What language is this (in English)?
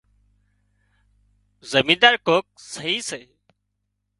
Wadiyara Koli